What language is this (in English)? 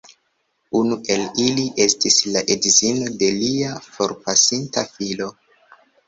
Esperanto